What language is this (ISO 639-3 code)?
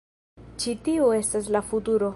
epo